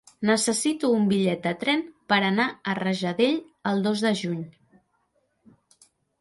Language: Catalan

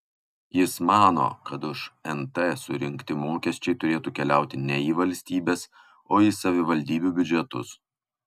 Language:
Lithuanian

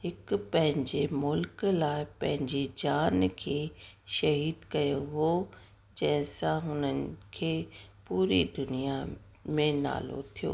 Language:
Sindhi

